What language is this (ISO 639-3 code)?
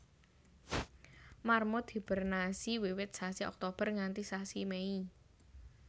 jav